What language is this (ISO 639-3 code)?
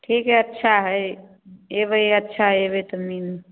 mai